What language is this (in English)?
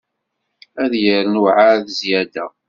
Kabyle